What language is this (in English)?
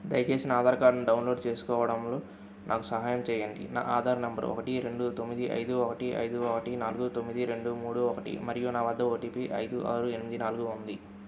Telugu